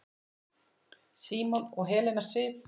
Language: Icelandic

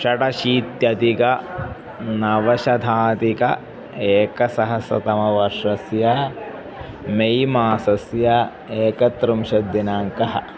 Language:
Sanskrit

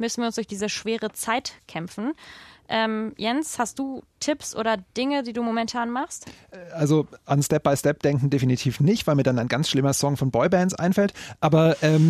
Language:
German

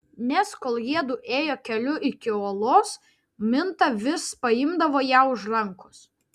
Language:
Lithuanian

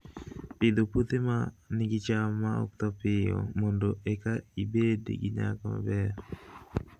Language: Luo (Kenya and Tanzania)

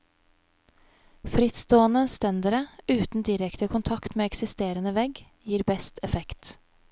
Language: Norwegian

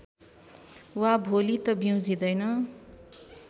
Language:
Nepali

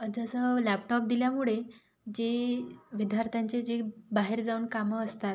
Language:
Marathi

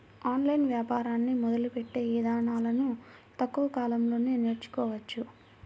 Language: Telugu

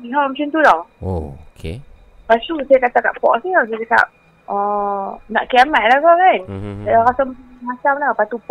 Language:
Malay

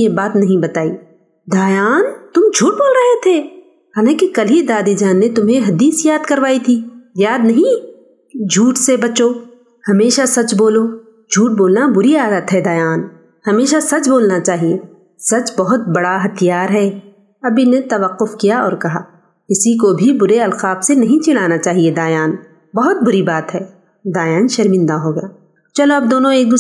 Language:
Urdu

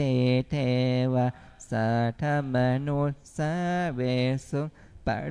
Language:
Thai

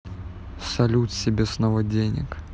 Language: Russian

